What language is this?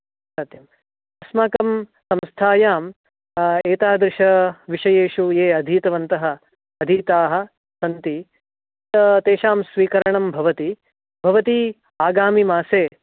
Sanskrit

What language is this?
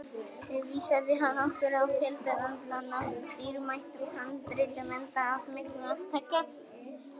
Icelandic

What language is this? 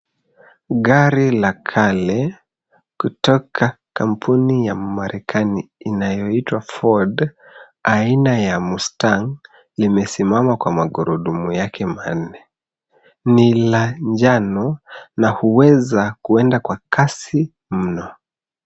Swahili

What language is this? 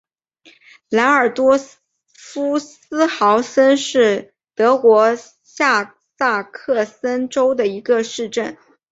Chinese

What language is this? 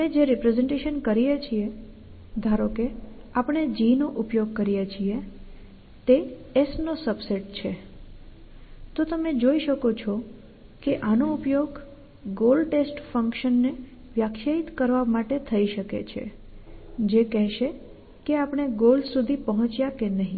Gujarati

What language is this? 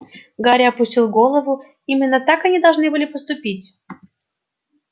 Russian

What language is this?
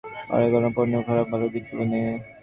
Bangla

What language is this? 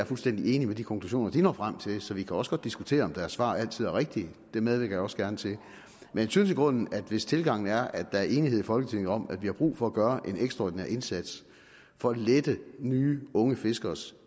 Danish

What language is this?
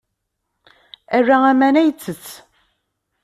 Kabyle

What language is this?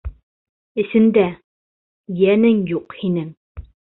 Bashkir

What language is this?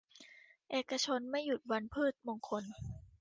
Thai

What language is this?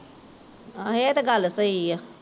Punjabi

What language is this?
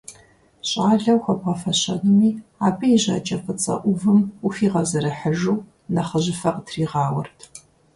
Kabardian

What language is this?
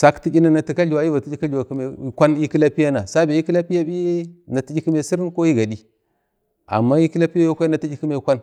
Bade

